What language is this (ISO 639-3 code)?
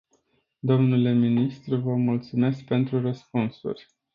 ron